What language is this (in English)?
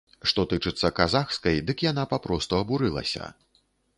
Belarusian